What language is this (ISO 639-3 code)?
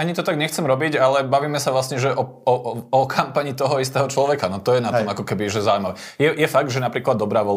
slk